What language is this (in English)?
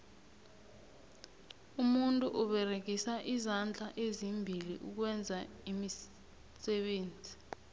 South Ndebele